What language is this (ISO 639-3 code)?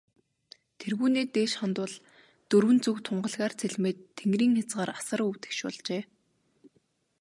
mon